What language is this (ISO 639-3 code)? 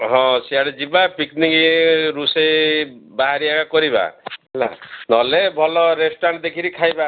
ori